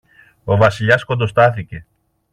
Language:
Greek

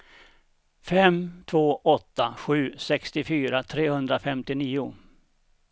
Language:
Swedish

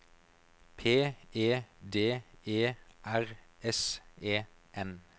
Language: Norwegian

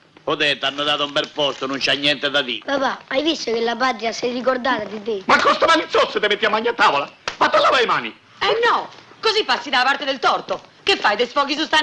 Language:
Italian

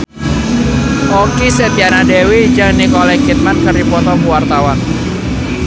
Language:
Sundanese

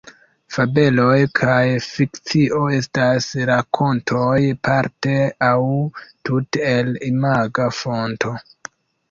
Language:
Esperanto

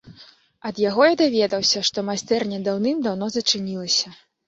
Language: Belarusian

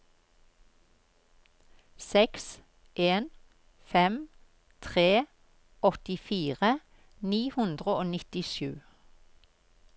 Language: Norwegian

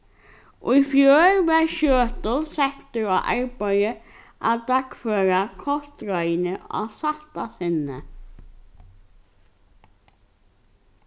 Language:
Faroese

